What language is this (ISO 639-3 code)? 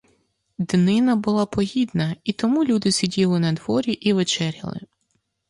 ukr